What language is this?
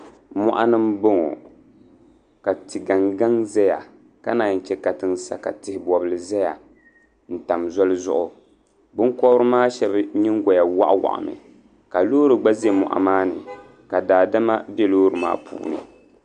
Dagbani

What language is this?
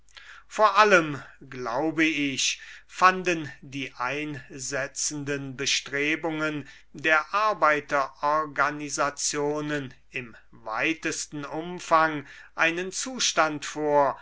German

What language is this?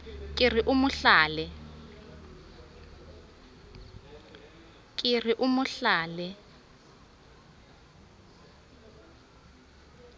Southern Sotho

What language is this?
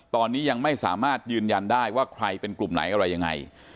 Thai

